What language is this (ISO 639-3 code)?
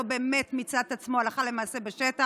heb